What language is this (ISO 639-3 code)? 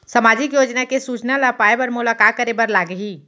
hne